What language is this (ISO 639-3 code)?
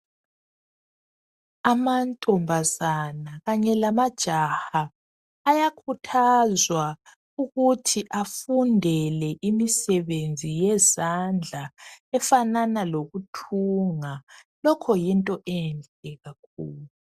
nde